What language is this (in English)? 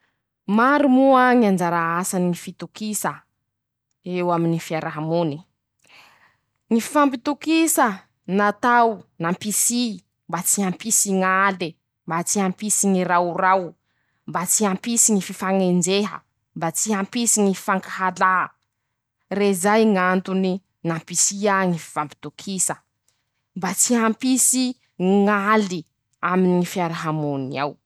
Masikoro Malagasy